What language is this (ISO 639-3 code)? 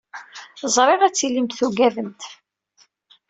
kab